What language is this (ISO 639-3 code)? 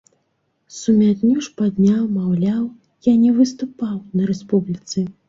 bel